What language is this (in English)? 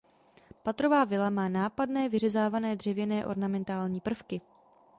Czech